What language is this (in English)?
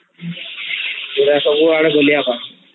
Odia